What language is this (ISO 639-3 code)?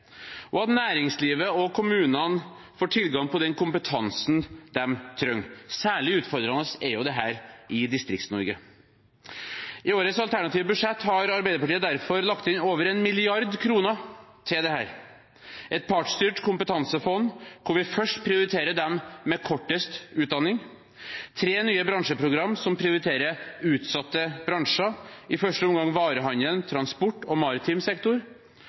nob